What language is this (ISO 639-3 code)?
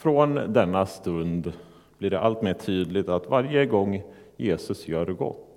swe